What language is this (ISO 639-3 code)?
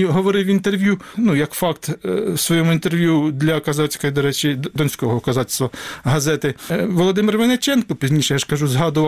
ukr